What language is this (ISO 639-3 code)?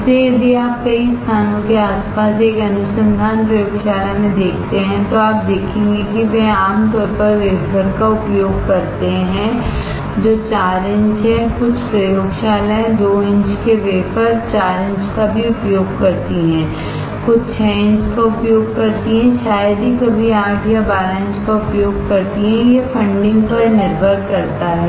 hin